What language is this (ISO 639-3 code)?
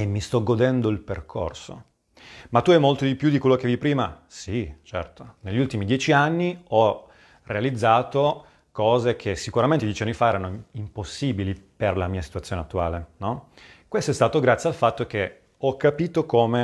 ita